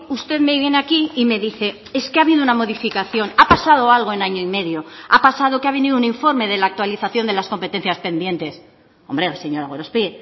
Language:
Spanish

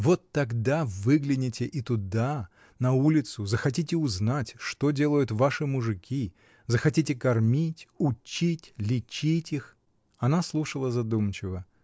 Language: Russian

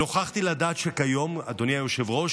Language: Hebrew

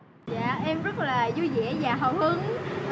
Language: Vietnamese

